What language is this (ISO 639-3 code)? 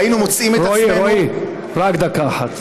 heb